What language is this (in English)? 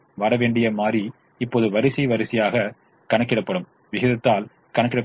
Tamil